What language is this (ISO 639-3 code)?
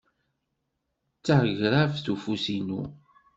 kab